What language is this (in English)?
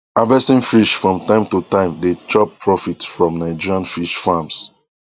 Nigerian Pidgin